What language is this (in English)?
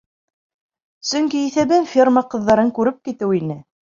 Bashkir